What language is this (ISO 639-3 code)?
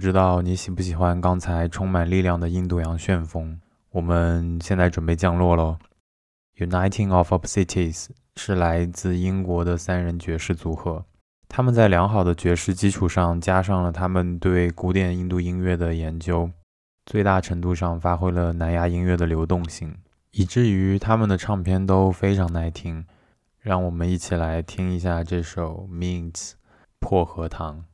zho